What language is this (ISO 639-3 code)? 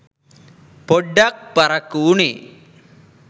sin